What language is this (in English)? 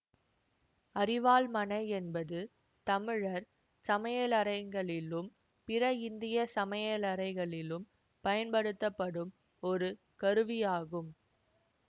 Tamil